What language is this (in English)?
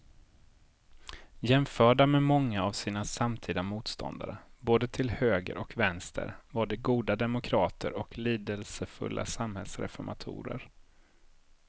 Swedish